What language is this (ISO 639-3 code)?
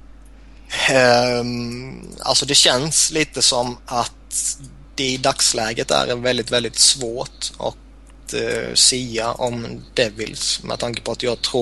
swe